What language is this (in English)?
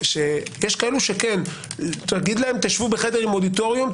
Hebrew